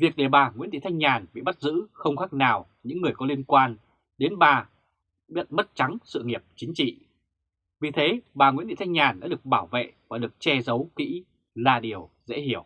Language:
Vietnamese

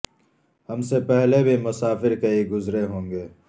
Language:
Urdu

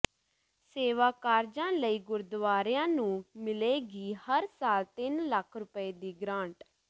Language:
Punjabi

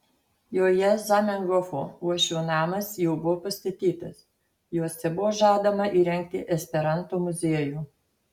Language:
Lithuanian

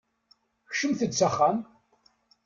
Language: Kabyle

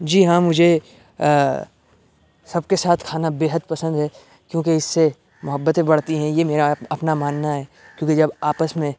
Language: Urdu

